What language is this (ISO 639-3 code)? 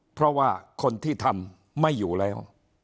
tha